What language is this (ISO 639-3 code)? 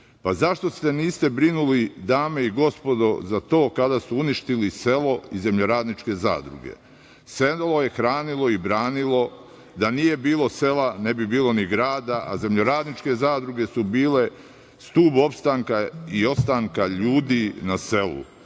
srp